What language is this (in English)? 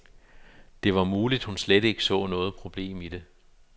Danish